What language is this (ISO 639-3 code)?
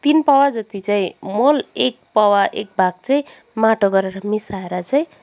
nep